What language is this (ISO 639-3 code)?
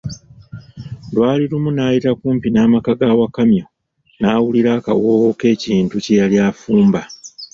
lug